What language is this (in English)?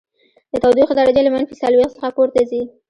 Pashto